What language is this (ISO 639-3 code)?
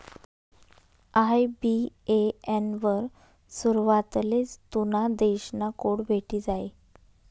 mar